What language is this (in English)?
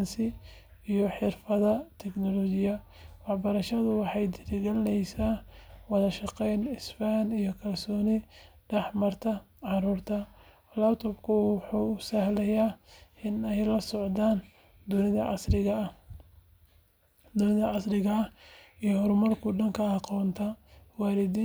Somali